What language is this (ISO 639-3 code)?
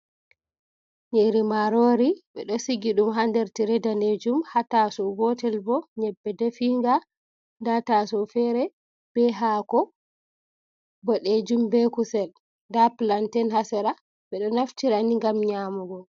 ful